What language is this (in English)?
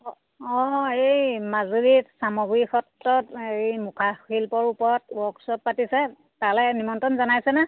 Assamese